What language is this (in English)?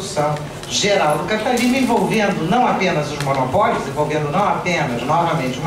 Portuguese